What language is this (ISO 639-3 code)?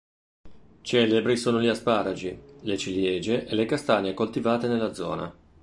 ita